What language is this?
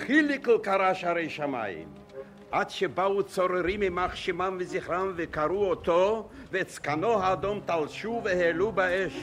Hebrew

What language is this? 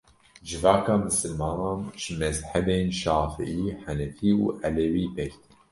Kurdish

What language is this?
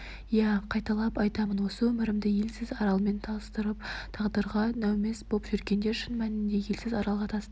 Kazakh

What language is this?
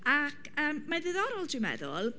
Welsh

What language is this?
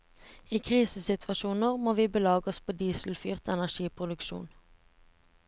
Norwegian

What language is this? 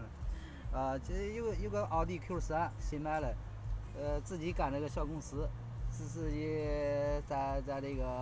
Chinese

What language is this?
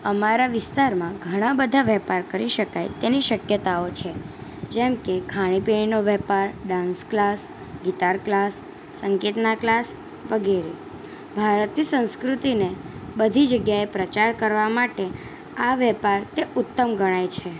Gujarati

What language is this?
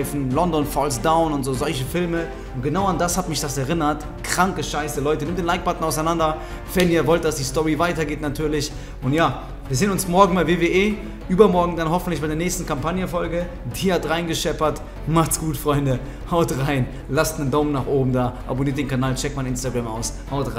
German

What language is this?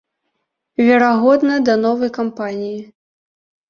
Belarusian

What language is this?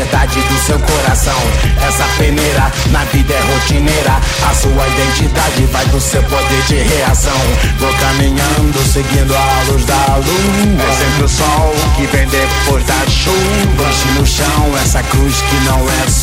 Portuguese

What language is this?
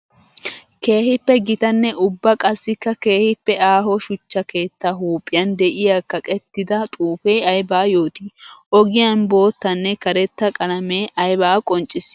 Wolaytta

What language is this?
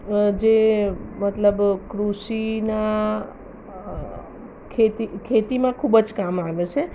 Gujarati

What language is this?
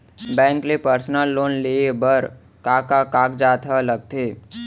Chhattisgarhi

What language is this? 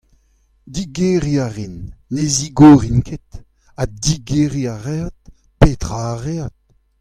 Breton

